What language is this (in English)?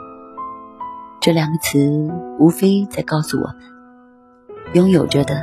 Chinese